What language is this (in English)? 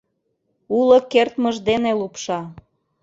Mari